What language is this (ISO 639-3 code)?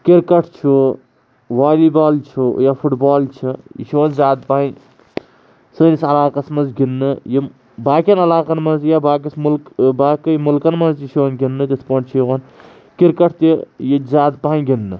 kas